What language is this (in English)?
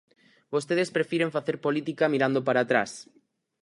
Galician